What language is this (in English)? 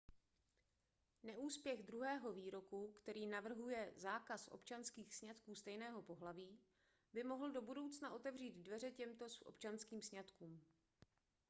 Czech